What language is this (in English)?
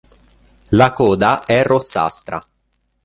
Italian